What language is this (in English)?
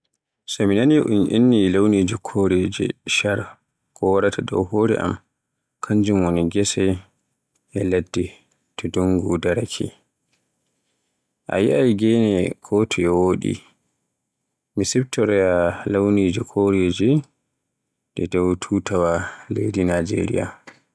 Borgu Fulfulde